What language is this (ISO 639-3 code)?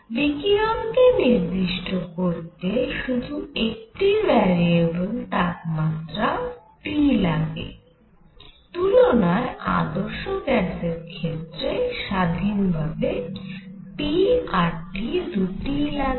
ben